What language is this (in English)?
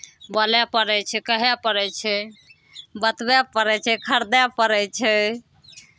Maithili